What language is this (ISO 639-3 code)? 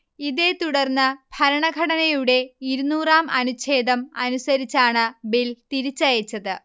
mal